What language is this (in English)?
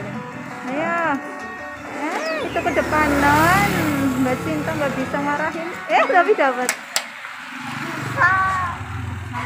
Indonesian